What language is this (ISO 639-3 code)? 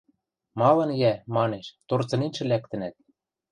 mrj